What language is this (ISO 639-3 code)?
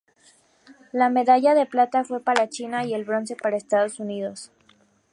spa